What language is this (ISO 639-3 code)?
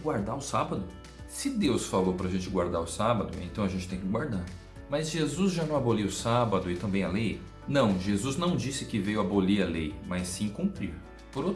por